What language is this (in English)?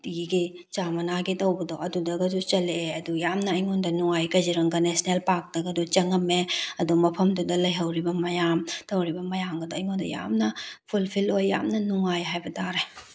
Manipuri